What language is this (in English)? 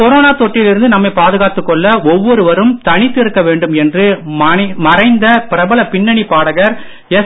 Tamil